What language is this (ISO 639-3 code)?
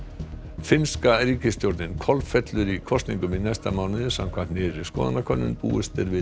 isl